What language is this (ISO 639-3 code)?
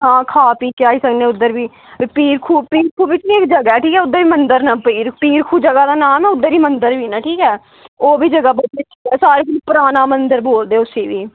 doi